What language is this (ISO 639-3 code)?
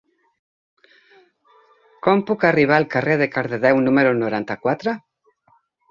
cat